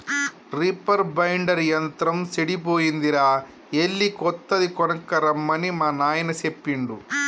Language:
Telugu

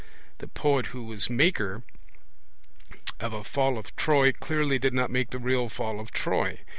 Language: English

